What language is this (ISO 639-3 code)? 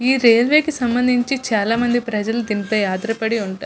tel